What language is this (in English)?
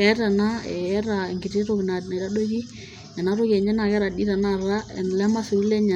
Masai